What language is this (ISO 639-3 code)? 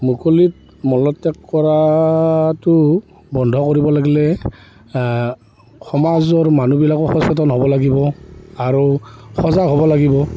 asm